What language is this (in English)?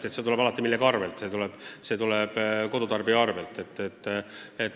Estonian